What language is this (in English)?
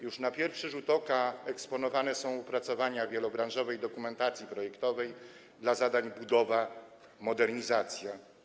Polish